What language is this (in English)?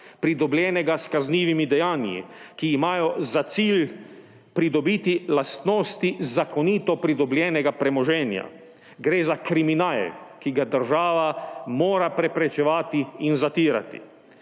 Slovenian